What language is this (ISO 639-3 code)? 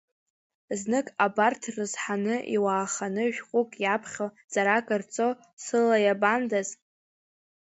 abk